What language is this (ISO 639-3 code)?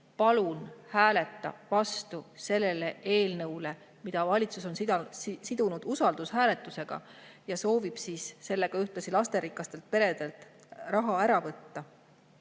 est